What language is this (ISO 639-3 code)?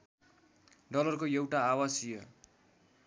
nep